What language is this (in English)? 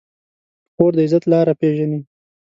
Pashto